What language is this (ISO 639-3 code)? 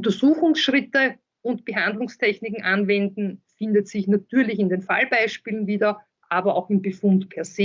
deu